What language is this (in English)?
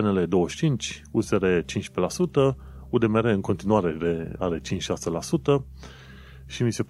Romanian